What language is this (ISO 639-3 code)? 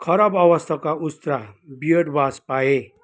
nep